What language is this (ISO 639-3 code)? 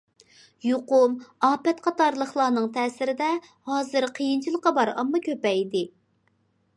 uig